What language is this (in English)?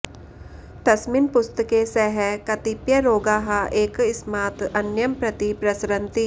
Sanskrit